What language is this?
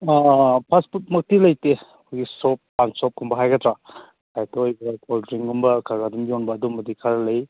Manipuri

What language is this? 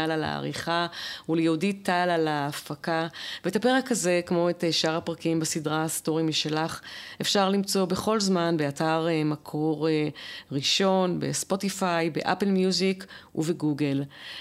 Hebrew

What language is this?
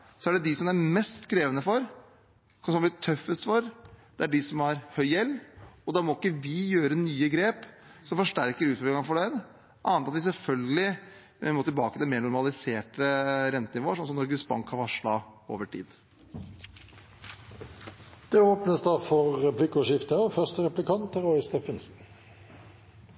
Norwegian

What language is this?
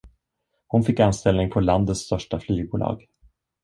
Swedish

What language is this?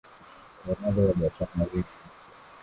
Swahili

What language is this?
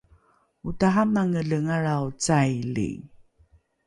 Rukai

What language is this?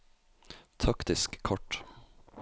Norwegian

